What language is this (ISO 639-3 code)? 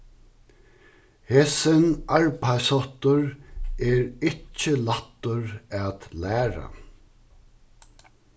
fao